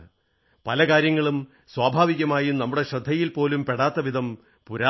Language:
Malayalam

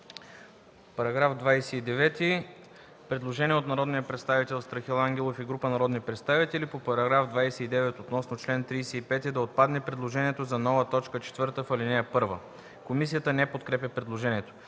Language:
Bulgarian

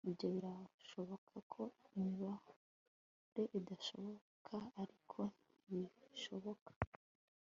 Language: Kinyarwanda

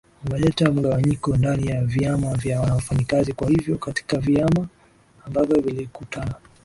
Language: Swahili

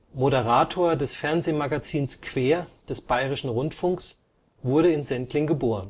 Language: German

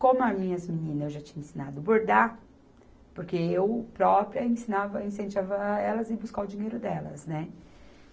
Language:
Portuguese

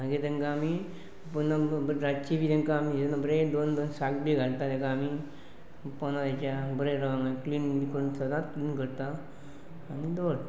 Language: Konkani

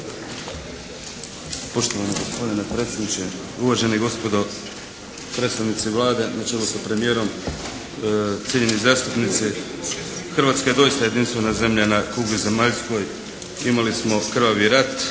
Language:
Croatian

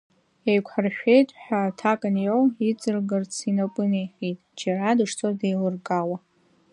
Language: Abkhazian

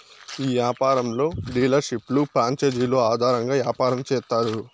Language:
Telugu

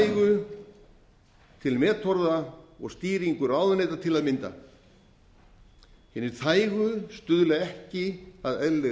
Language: Icelandic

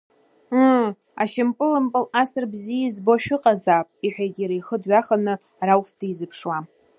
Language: Abkhazian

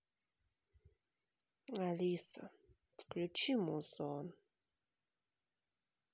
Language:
Russian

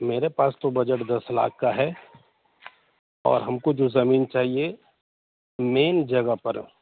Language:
Urdu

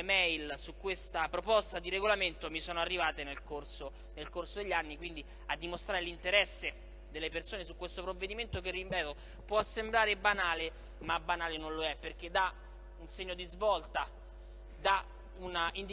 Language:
Italian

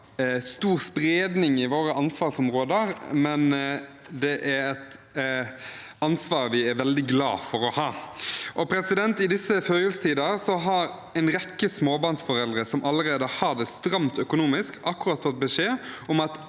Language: Norwegian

